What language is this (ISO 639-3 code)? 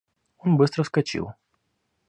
rus